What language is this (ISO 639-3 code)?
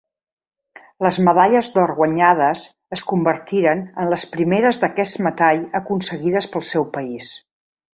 cat